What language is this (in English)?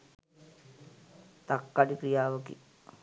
Sinhala